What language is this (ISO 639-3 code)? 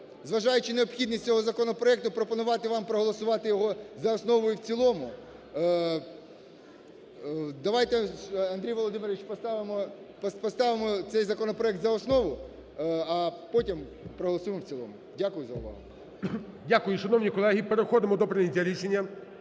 ukr